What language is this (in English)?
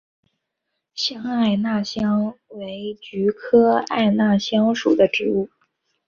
Chinese